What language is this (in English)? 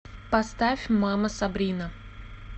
Russian